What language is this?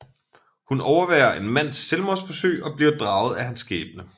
Danish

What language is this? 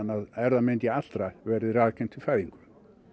Icelandic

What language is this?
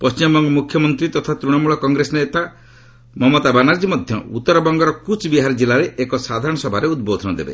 Odia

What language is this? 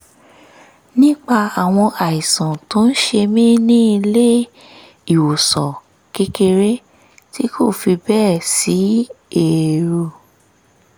Yoruba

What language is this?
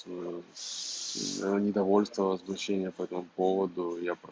Russian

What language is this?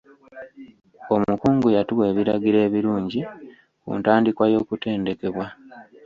Ganda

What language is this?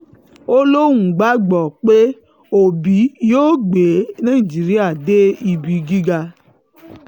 Yoruba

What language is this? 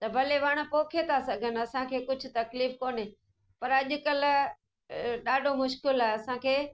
Sindhi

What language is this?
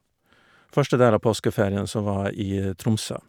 Norwegian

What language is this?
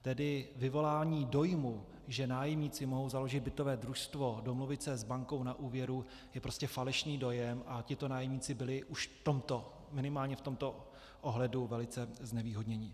Czech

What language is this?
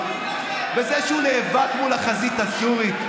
Hebrew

